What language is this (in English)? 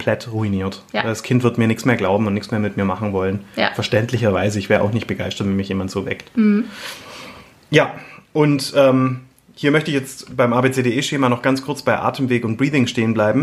German